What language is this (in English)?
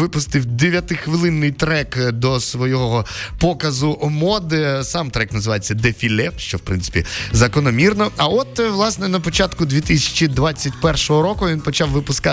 Ukrainian